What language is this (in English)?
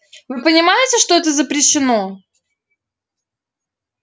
Russian